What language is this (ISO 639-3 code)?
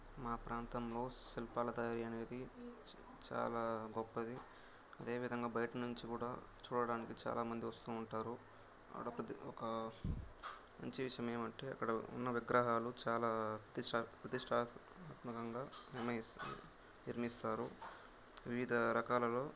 tel